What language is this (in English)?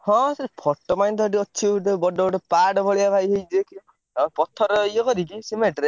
Odia